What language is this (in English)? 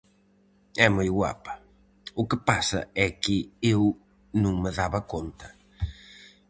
Galician